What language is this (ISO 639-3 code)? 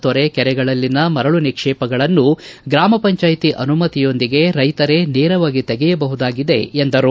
kan